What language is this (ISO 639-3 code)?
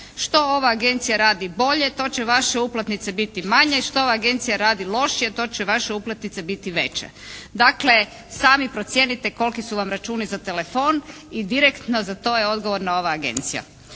hrv